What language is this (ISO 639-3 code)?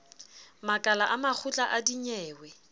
sot